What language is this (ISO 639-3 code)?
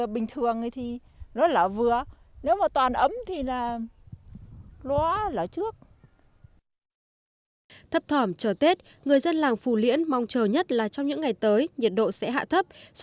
vie